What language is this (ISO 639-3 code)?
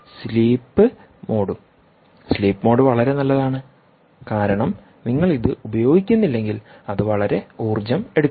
mal